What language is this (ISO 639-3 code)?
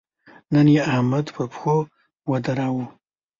pus